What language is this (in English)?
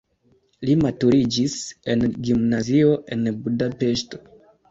Esperanto